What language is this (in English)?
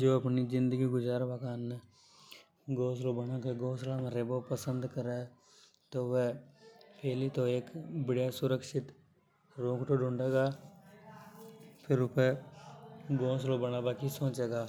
Hadothi